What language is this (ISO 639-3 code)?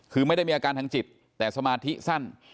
tha